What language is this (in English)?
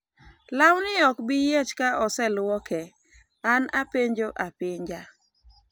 Luo (Kenya and Tanzania)